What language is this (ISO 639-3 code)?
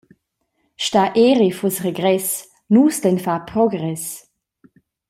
roh